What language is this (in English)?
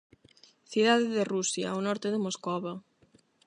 Galician